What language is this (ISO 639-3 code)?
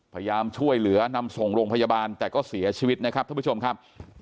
tha